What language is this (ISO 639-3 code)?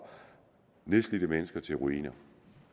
dan